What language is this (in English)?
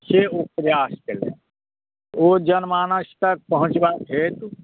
Maithili